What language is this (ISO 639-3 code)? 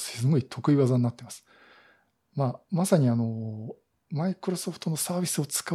jpn